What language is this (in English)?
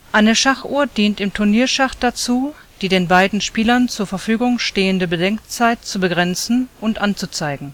German